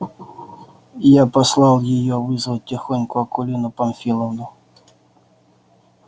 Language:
Russian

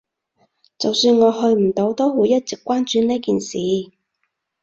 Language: Cantonese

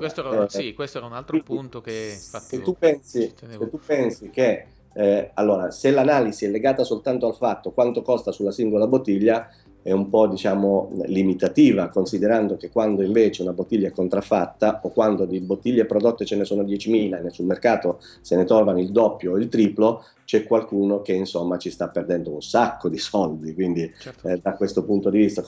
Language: Italian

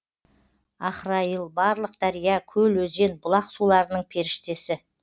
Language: Kazakh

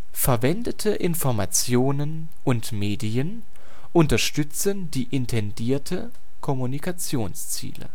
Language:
German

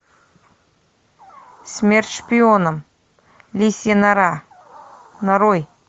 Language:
Russian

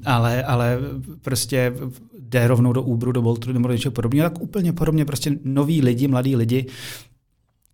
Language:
Czech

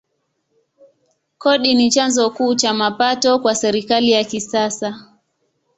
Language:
Swahili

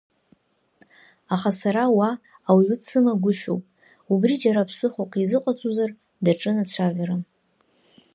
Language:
Abkhazian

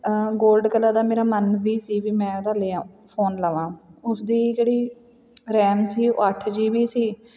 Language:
Punjabi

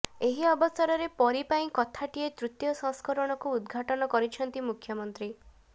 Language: Odia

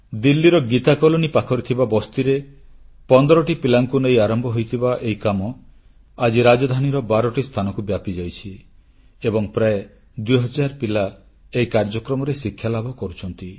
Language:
Odia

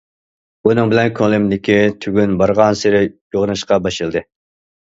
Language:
Uyghur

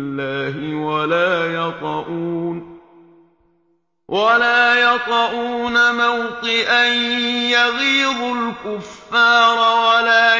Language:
Arabic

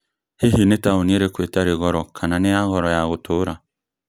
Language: Kikuyu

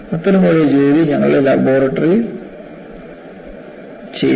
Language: Malayalam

